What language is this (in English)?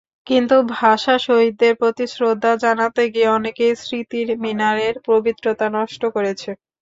Bangla